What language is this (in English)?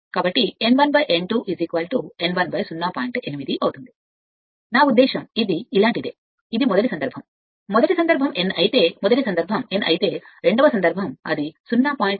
Telugu